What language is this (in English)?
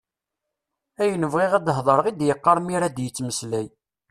Kabyle